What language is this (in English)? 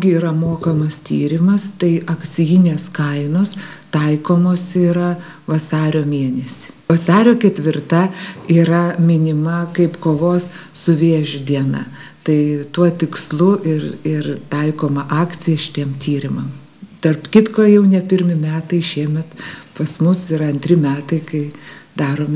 Lithuanian